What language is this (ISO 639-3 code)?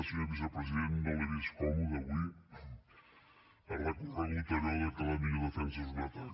cat